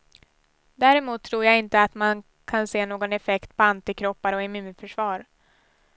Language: Swedish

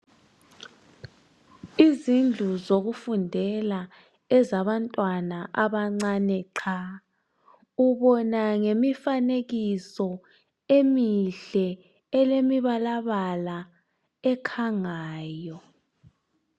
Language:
North Ndebele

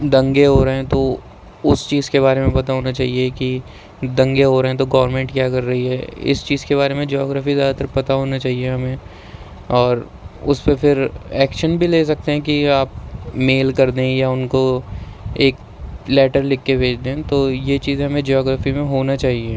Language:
Urdu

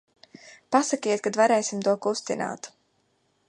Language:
Latvian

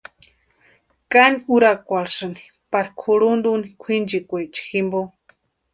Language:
Western Highland Purepecha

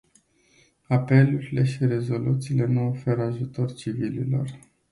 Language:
Romanian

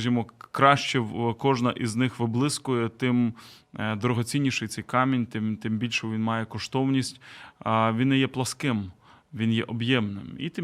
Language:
Ukrainian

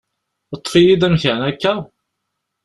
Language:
Kabyle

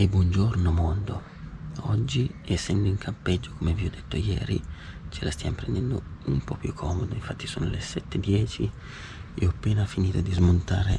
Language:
Italian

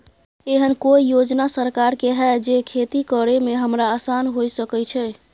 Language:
Maithili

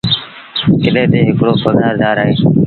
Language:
Sindhi Bhil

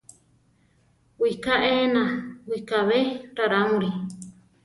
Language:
Central Tarahumara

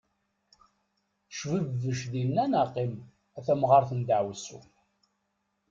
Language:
Kabyle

